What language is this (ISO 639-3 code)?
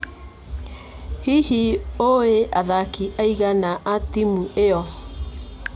kik